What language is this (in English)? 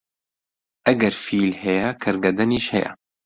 Central Kurdish